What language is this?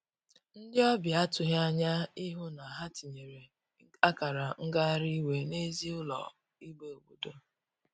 Igbo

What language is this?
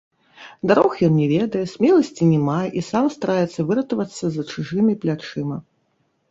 Belarusian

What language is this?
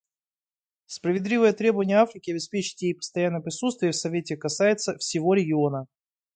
Russian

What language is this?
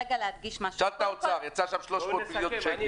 Hebrew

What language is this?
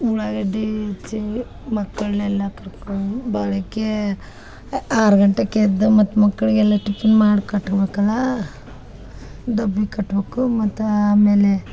Kannada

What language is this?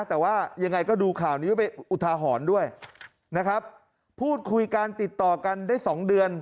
Thai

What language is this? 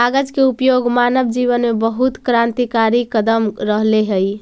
Magahi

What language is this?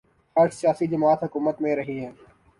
Urdu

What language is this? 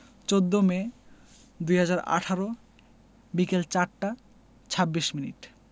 Bangla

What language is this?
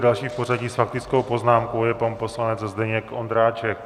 Czech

